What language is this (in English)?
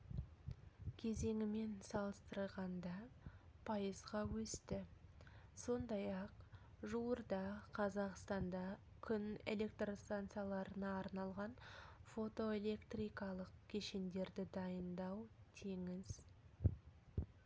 Kazakh